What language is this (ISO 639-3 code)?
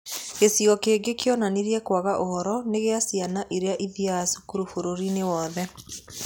kik